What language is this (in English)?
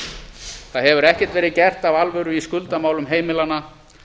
Icelandic